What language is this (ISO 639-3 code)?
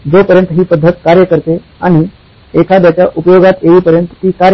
mar